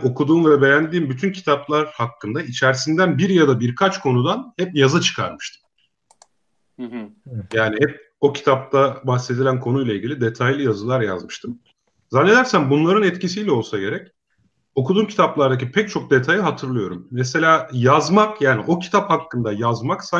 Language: Turkish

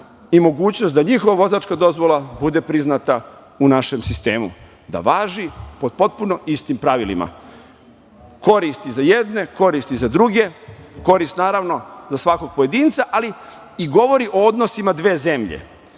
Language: Serbian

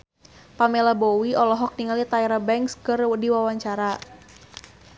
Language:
Sundanese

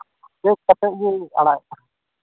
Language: Santali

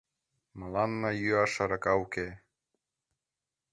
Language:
Mari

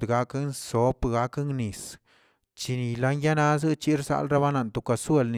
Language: Tilquiapan Zapotec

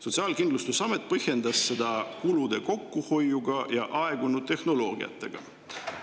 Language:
Estonian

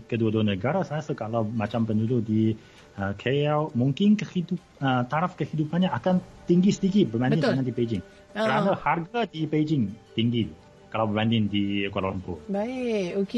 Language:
Malay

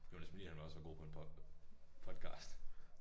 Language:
Danish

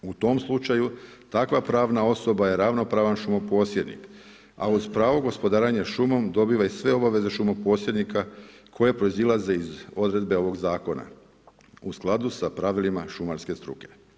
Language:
Croatian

